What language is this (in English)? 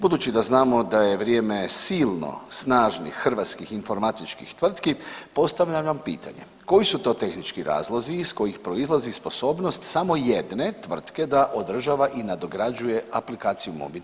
Croatian